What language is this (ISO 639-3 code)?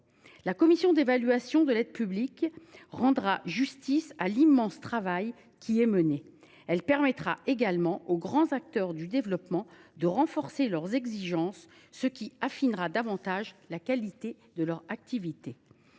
fra